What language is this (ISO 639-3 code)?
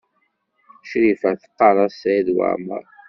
kab